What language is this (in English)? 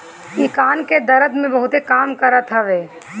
Bhojpuri